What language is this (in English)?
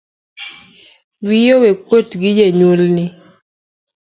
Luo (Kenya and Tanzania)